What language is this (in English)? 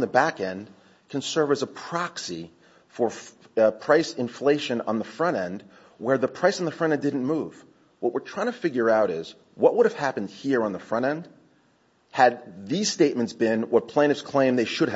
English